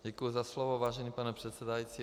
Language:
Czech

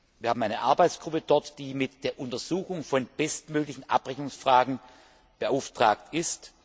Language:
German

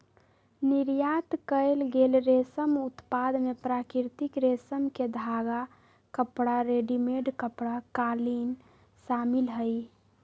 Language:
Magahi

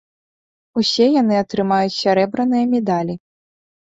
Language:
Belarusian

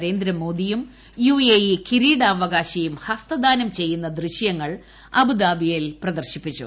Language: Malayalam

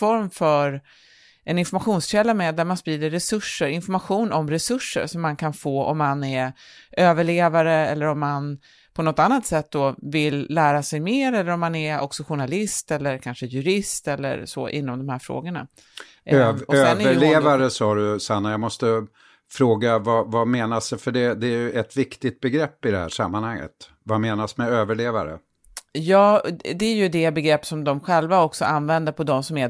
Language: Swedish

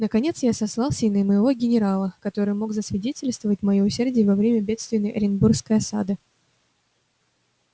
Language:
Russian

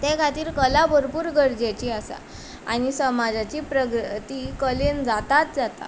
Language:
Konkani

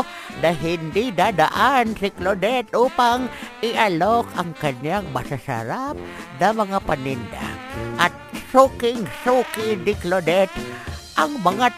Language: Filipino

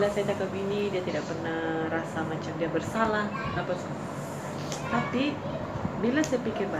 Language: Malay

